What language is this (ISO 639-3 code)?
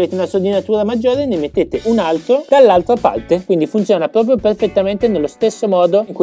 ita